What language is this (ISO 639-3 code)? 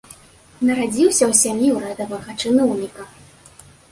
bel